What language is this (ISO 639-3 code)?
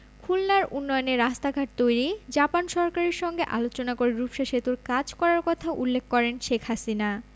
ben